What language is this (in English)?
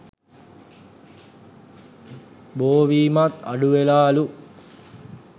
Sinhala